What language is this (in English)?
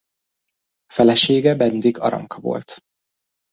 Hungarian